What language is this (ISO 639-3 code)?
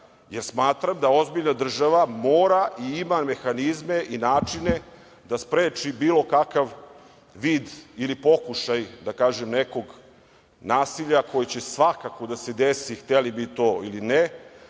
srp